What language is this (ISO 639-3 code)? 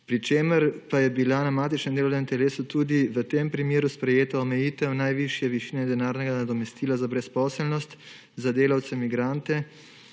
slv